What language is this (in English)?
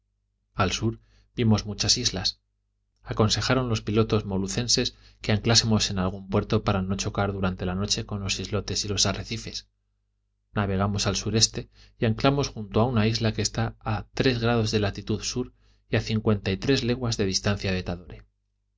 Spanish